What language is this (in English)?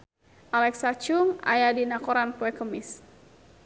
Sundanese